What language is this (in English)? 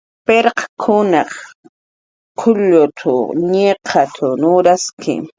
Jaqaru